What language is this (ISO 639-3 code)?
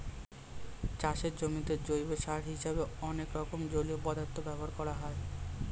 ben